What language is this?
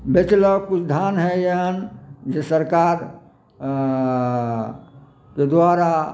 Maithili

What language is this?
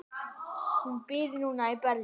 Icelandic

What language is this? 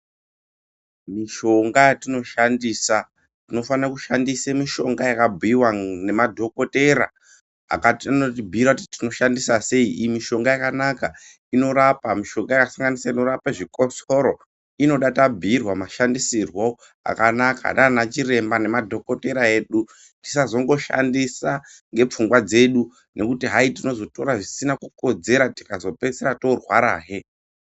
Ndau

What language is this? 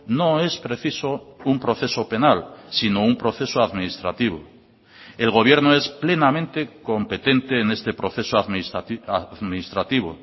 Spanish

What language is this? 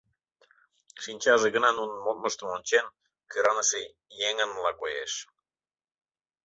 Mari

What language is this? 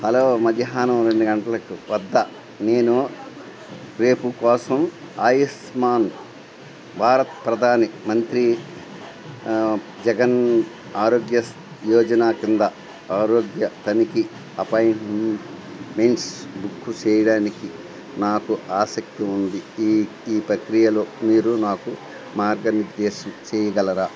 Telugu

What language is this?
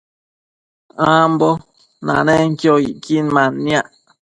Matsés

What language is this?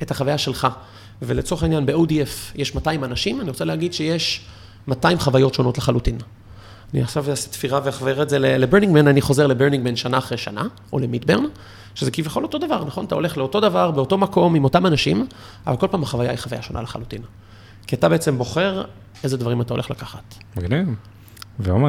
Hebrew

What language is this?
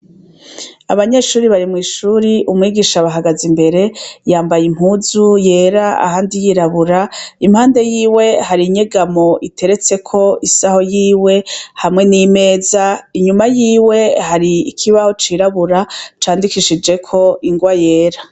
Rundi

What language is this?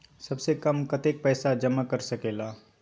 Magahi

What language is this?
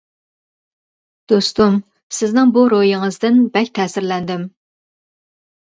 Uyghur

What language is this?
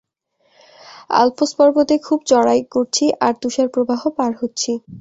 Bangla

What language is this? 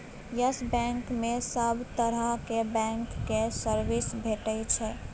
Maithili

